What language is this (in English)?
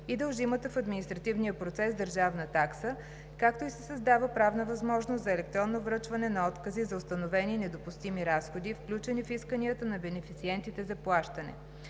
Bulgarian